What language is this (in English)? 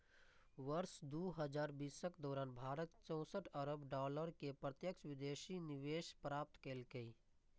Maithili